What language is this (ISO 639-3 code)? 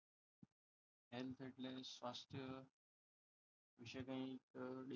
guj